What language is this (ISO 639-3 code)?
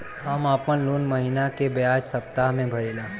bho